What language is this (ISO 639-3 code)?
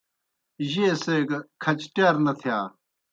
plk